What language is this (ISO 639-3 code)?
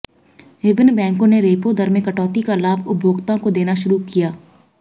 hin